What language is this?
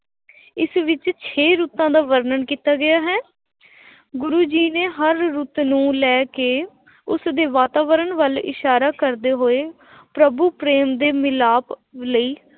Punjabi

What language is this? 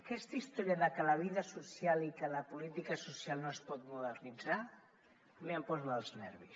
Catalan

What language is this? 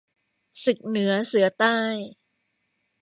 Thai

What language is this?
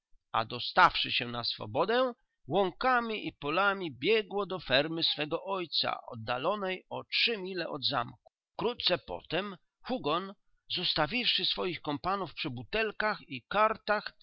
Polish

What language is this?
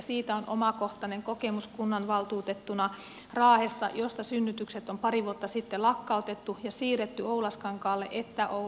Finnish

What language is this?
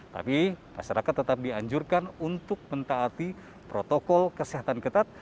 Indonesian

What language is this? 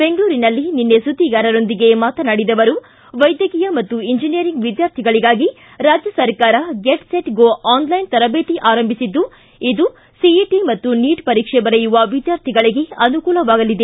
Kannada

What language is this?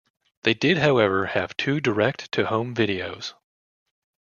English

